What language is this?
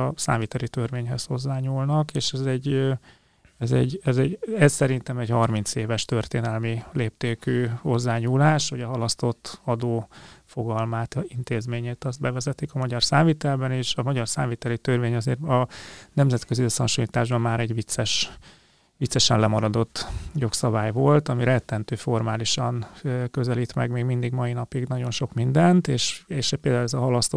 Hungarian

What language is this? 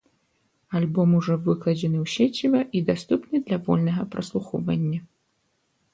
Belarusian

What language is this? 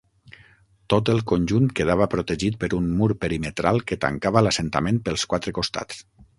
Catalan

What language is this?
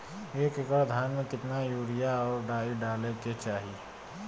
Bhojpuri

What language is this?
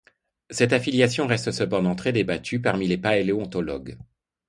French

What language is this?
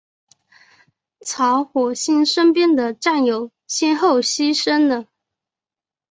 Chinese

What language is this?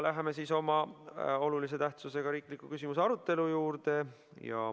Estonian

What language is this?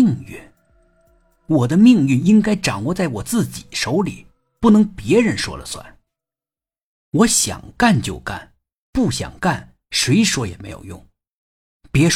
Chinese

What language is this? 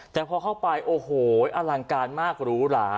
Thai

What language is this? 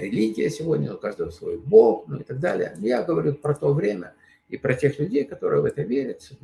Russian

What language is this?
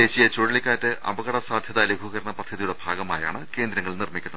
Malayalam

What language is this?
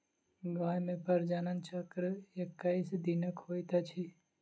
Maithili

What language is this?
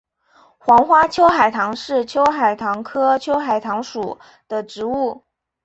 Chinese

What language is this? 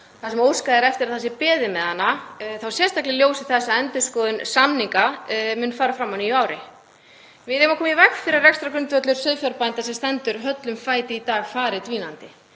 Icelandic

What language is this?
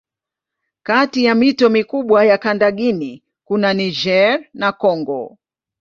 Swahili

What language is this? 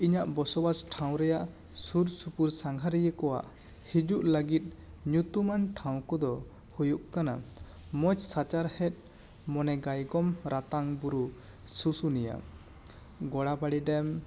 Santali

